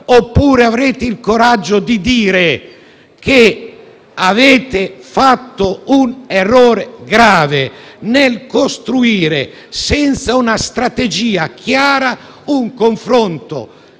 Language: Italian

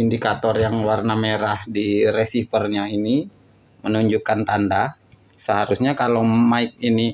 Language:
Indonesian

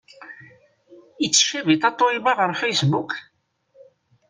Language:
Kabyle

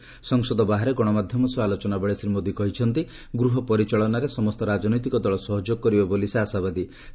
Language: Odia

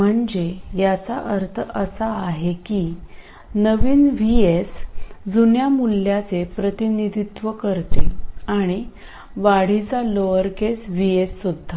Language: Marathi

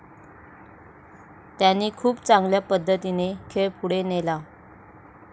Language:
Marathi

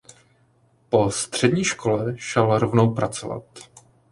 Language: Czech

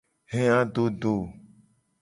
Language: Gen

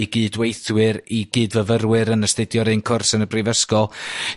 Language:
Welsh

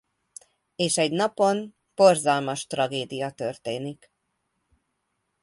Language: Hungarian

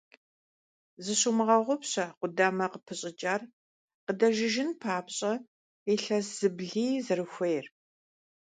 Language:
Kabardian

